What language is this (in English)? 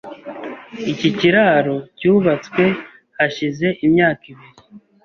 Kinyarwanda